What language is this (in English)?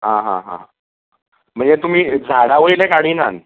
Konkani